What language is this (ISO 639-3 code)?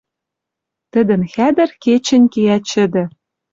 mrj